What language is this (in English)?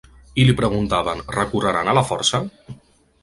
Catalan